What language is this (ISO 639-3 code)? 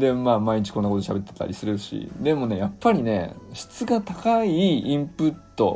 jpn